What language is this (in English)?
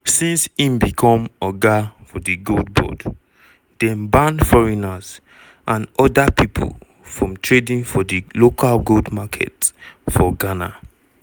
Nigerian Pidgin